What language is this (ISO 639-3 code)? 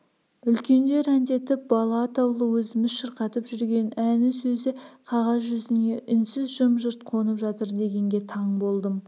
kaz